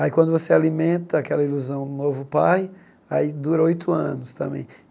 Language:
Portuguese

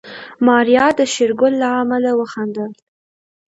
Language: Pashto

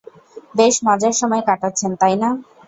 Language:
Bangla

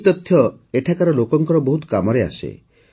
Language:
Odia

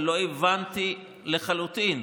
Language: Hebrew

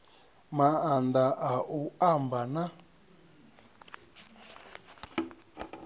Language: Venda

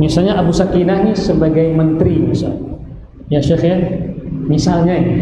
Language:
Indonesian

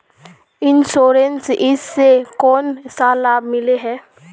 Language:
Magahi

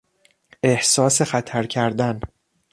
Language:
Persian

